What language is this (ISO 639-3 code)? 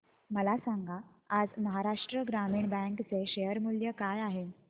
mar